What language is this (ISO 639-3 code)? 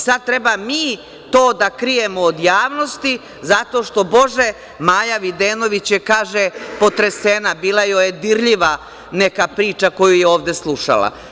srp